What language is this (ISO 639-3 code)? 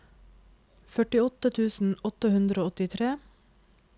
nor